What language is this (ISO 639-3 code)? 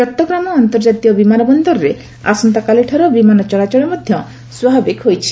ori